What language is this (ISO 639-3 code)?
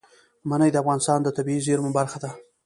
pus